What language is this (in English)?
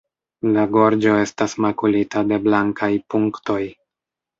Esperanto